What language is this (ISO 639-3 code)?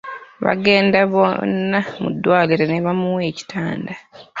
lug